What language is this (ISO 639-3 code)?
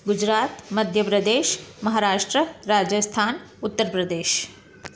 snd